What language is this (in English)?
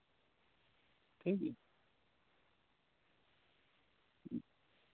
Santali